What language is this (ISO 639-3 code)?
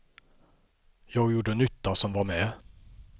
swe